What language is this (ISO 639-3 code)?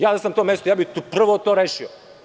srp